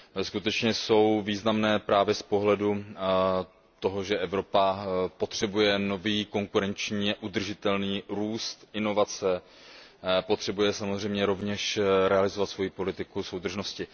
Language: Czech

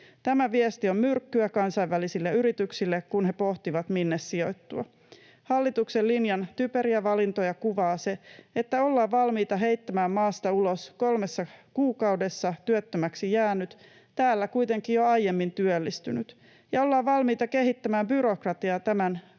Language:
Finnish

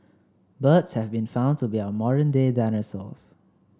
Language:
English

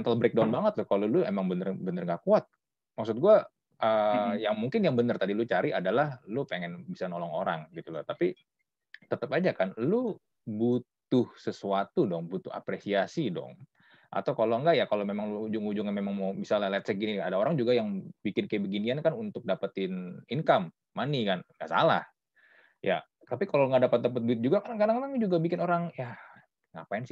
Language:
Indonesian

